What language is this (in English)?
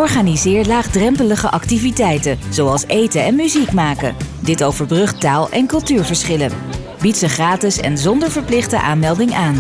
Dutch